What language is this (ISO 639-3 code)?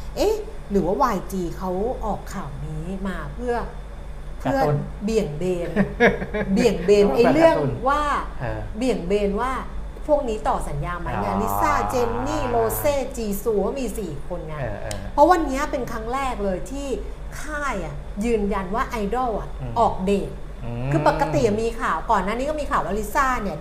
tha